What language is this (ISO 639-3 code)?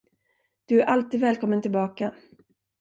swe